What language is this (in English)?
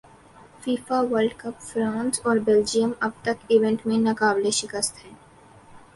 Urdu